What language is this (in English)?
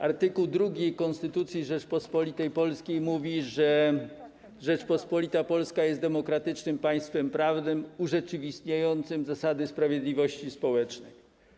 Polish